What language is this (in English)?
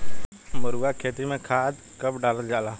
Bhojpuri